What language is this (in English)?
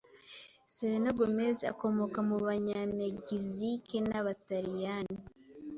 Kinyarwanda